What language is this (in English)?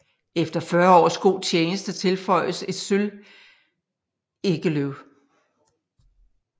Danish